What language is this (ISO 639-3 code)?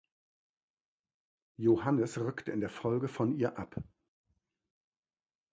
deu